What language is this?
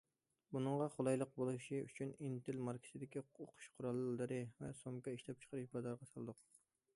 Uyghur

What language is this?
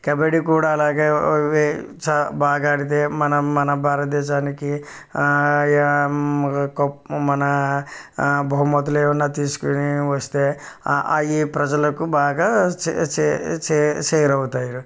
Telugu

